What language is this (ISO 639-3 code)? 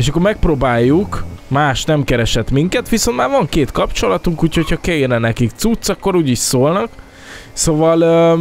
hun